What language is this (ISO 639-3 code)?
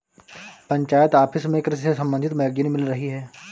hin